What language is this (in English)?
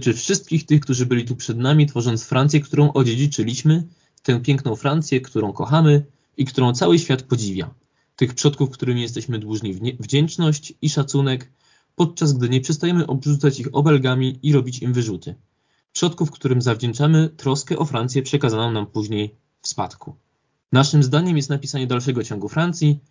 Polish